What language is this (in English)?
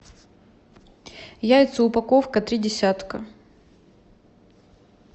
Russian